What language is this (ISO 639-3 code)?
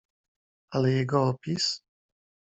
pol